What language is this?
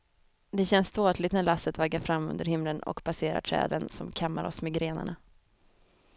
Swedish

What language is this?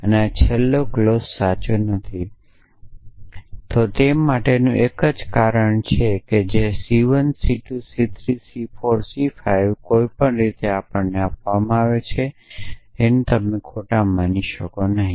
Gujarati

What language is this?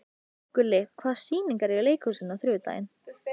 Icelandic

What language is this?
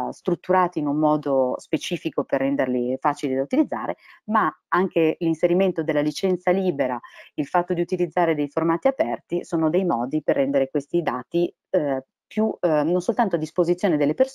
Italian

